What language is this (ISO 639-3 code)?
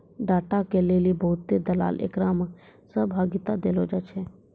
mai